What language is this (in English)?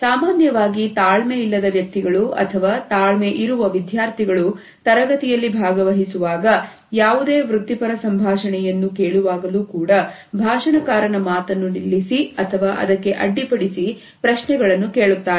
Kannada